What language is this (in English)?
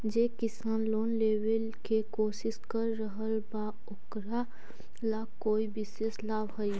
Magahi